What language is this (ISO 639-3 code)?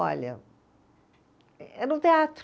por